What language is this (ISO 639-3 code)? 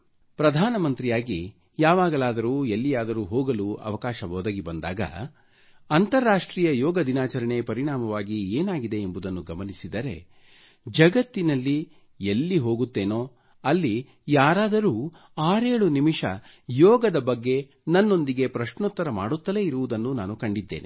kan